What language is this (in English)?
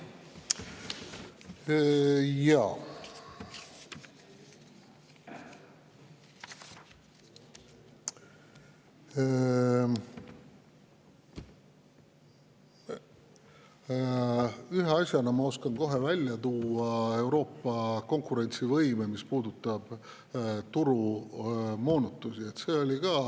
Estonian